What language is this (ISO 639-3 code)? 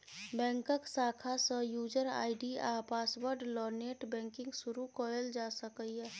mai